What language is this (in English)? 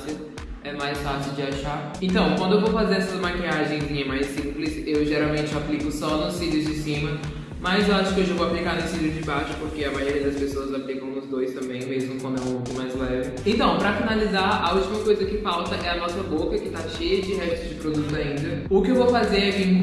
Portuguese